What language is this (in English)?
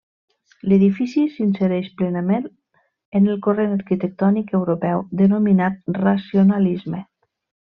Catalan